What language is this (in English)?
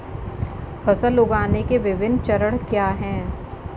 Hindi